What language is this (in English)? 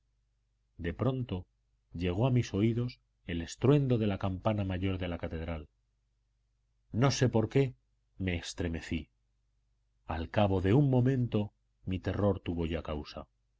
Spanish